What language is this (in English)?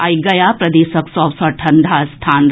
Maithili